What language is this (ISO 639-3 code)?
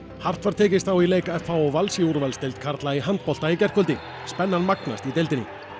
isl